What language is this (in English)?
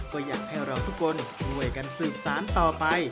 Thai